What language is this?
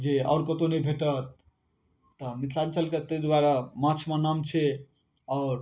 Maithili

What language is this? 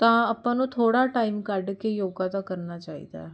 Punjabi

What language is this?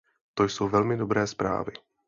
Czech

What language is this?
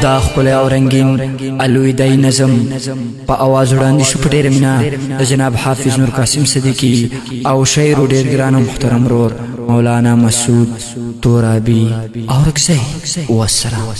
Romanian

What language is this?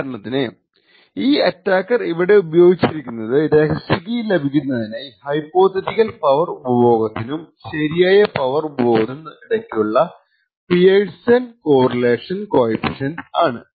Malayalam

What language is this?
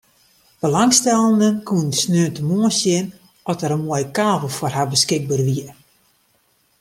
Western Frisian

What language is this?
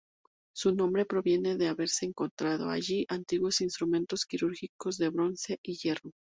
Spanish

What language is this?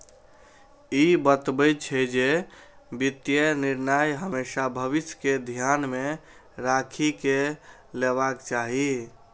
Maithili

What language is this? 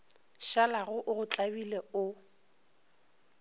Northern Sotho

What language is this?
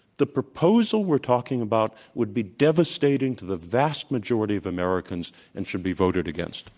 English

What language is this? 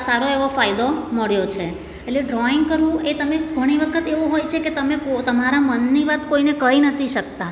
Gujarati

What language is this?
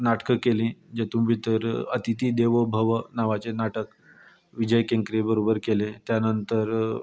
Konkani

